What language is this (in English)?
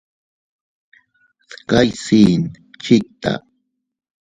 Teutila Cuicatec